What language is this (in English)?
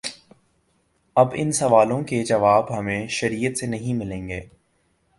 Urdu